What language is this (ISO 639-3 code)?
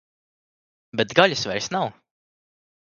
lav